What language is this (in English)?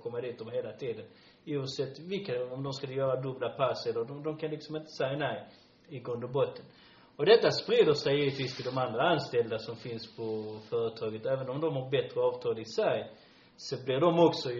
Swedish